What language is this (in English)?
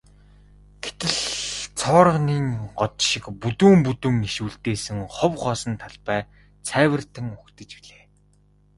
Mongolian